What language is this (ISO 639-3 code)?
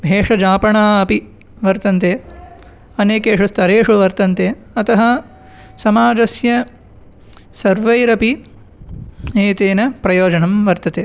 san